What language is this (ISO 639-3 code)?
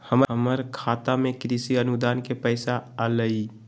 mag